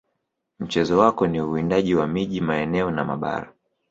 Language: Swahili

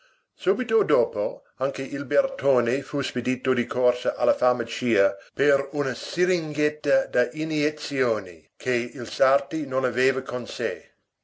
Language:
Italian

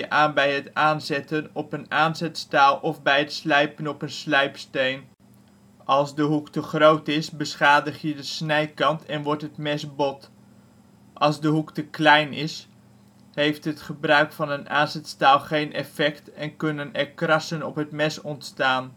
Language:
Dutch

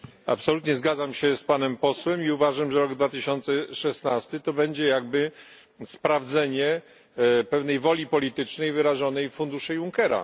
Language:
Polish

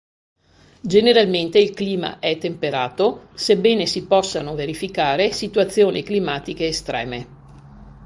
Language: Italian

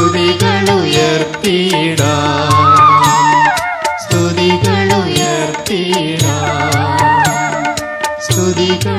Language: Malayalam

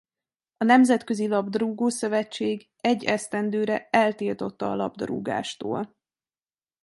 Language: Hungarian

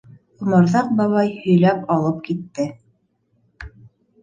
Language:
Bashkir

